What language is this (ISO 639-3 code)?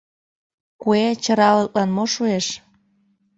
chm